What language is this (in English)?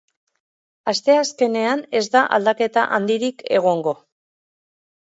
Basque